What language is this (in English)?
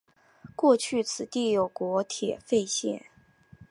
Chinese